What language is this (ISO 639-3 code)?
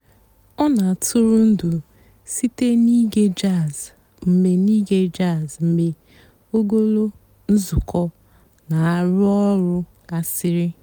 ibo